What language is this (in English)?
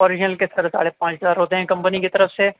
Urdu